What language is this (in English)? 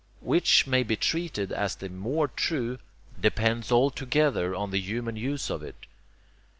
English